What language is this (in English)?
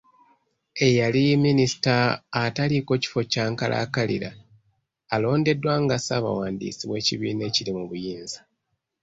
Ganda